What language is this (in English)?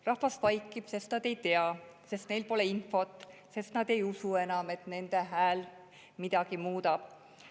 Estonian